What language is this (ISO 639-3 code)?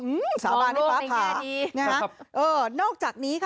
tha